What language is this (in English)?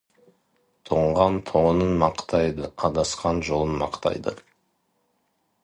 Kazakh